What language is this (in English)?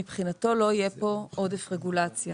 Hebrew